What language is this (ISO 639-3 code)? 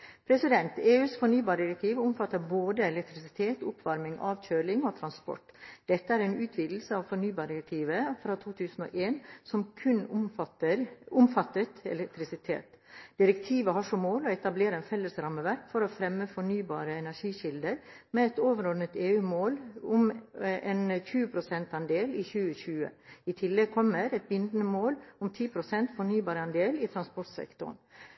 nob